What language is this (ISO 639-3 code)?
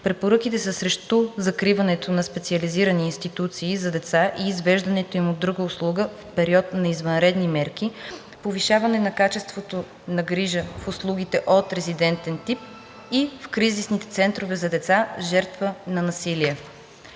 bul